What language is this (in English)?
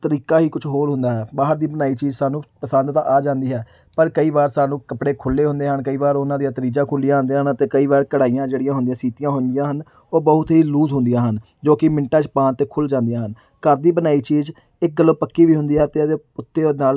Punjabi